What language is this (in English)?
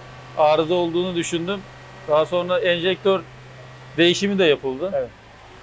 Turkish